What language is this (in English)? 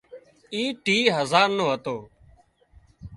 Wadiyara Koli